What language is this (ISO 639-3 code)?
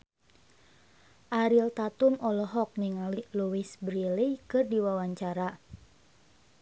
sun